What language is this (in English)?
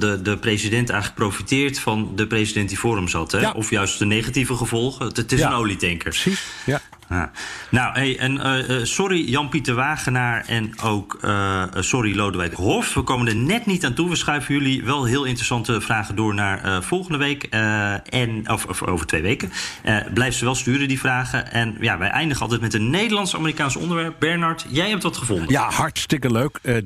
Dutch